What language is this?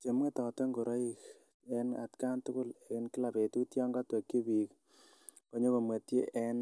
Kalenjin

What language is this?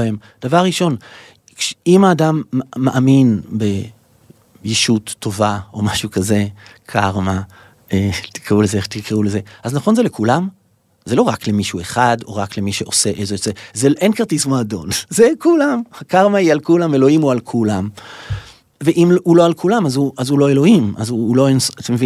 Hebrew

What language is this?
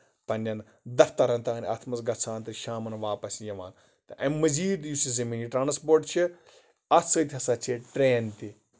Kashmiri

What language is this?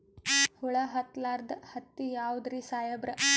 Kannada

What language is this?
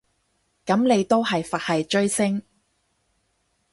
Cantonese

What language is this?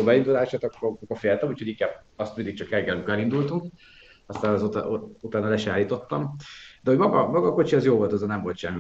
Hungarian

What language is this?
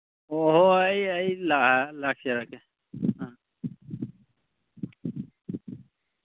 Manipuri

